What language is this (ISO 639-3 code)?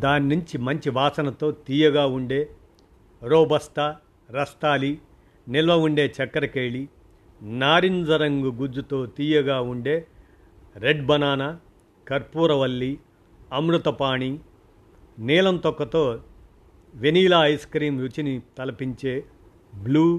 tel